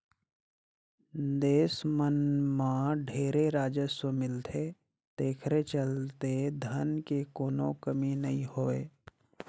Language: Chhattisgarhi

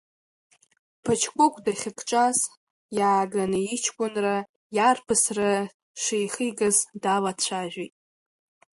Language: Abkhazian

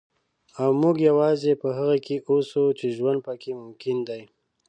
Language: Pashto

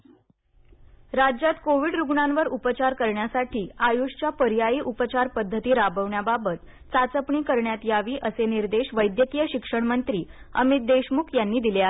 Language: Marathi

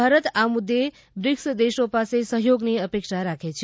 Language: Gujarati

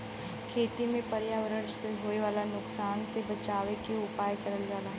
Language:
Bhojpuri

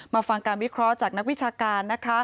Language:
Thai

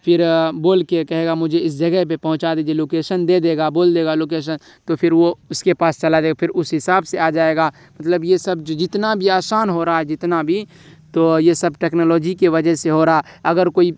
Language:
Urdu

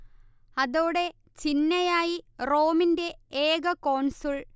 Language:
Malayalam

